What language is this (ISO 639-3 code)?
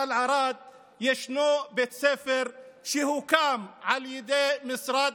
heb